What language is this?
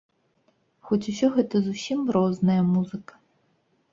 Belarusian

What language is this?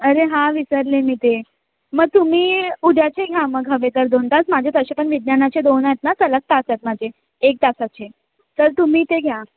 Marathi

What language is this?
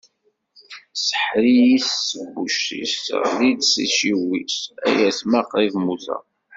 Kabyle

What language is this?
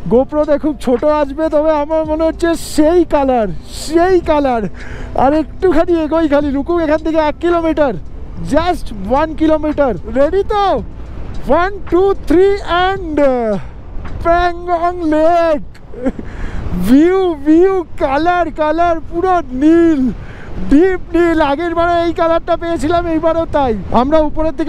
Hindi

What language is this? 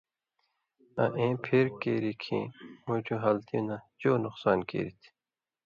Indus Kohistani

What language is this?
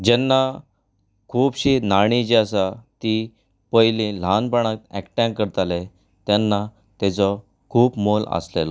Konkani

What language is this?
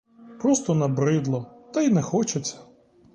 Ukrainian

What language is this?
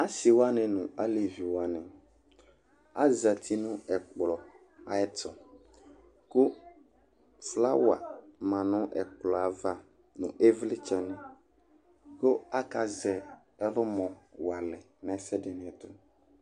Ikposo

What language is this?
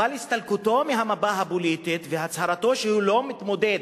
Hebrew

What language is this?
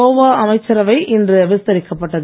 Tamil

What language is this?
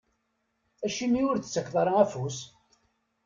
Kabyle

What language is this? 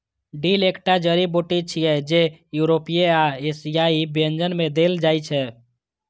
Maithili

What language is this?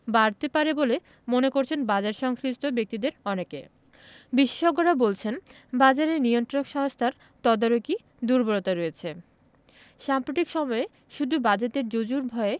Bangla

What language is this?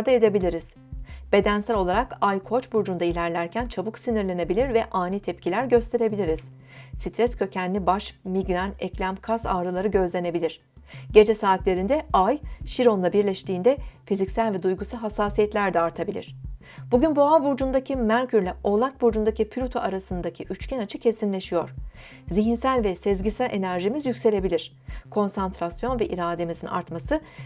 Turkish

